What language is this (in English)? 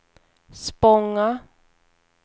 Swedish